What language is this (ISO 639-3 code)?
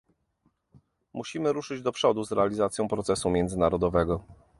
pol